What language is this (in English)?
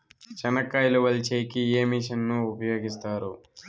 Telugu